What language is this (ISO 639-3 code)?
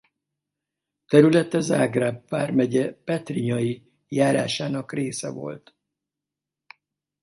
hun